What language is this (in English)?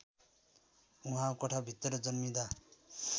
Nepali